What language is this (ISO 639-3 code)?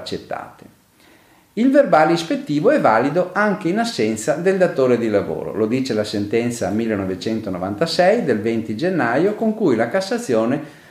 ita